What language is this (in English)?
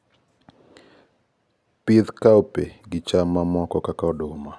Luo (Kenya and Tanzania)